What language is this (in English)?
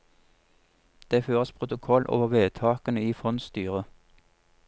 Norwegian